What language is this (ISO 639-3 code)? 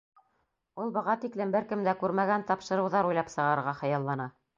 bak